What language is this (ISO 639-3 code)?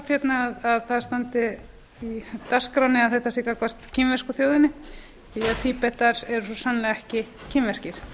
isl